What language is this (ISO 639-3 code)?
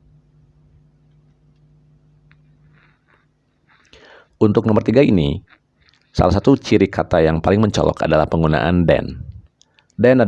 ind